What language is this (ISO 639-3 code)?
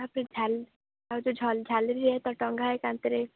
ori